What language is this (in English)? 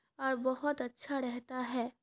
Urdu